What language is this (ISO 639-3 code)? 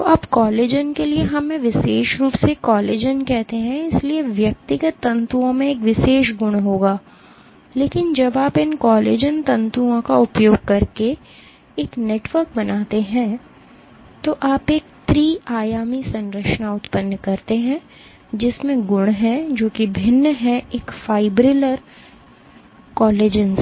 hin